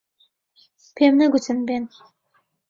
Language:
Central Kurdish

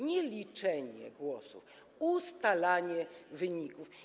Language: Polish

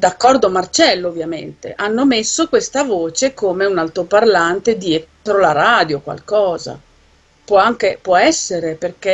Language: Italian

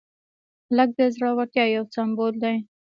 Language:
Pashto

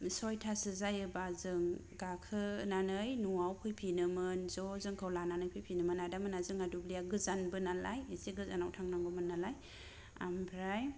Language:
Bodo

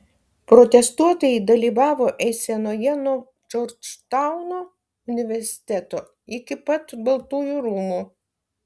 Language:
Lithuanian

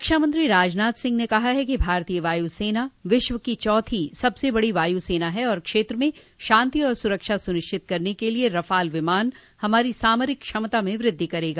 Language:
Hindi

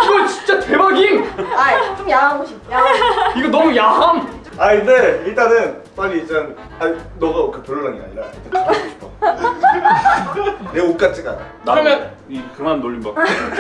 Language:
Korean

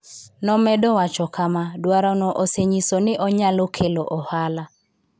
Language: Luo (Kenya and Tanzania)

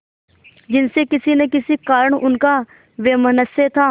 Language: Hindi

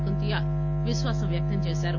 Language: Telugu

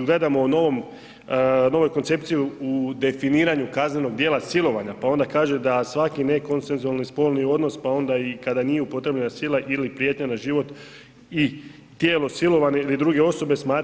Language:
Croatian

